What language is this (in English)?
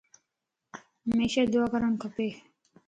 Lasi